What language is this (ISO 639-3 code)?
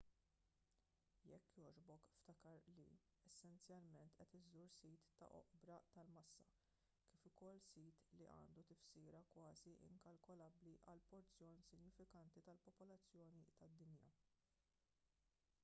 mlt